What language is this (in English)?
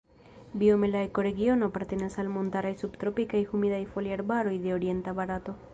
Esperanto